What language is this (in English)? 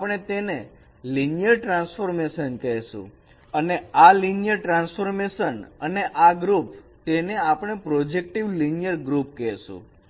Gujarati